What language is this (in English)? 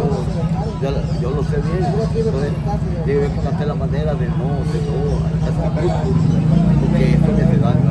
Spanish